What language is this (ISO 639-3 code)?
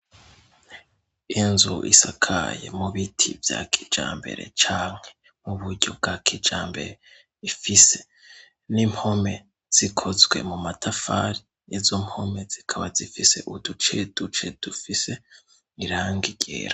run